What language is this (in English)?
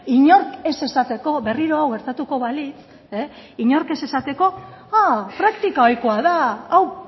Basque